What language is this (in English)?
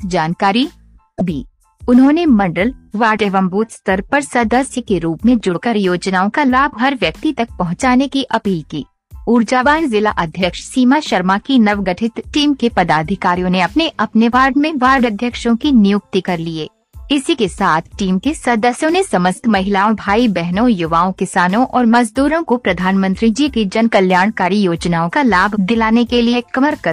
Hindi